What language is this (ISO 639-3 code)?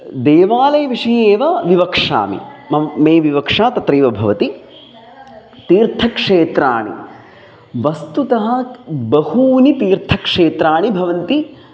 san